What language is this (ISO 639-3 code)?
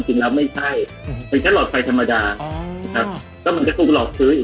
tha